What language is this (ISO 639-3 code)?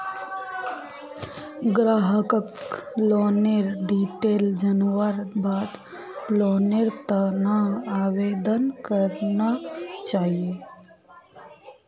mag